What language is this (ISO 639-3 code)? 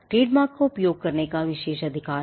hin